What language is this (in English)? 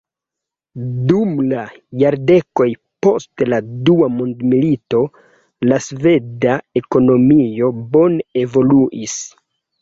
Esperanto